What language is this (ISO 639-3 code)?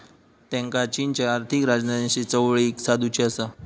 mar